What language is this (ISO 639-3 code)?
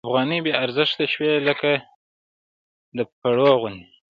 pus